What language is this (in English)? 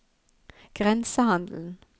Norwegian